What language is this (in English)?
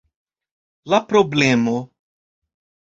Esperanto